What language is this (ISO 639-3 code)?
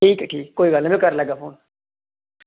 doi